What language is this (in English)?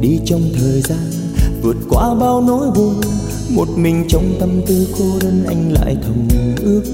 Vietnamese